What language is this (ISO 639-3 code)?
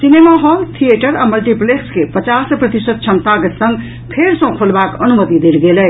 mai